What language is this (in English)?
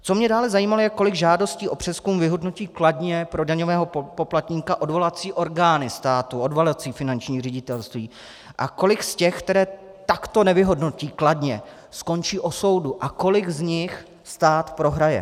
Czech